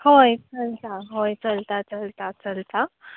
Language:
Konkani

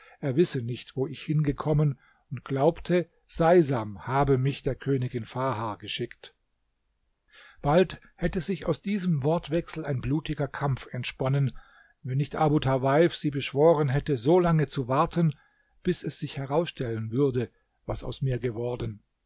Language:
German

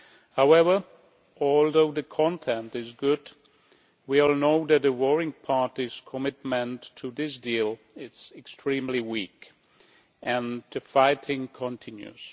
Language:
English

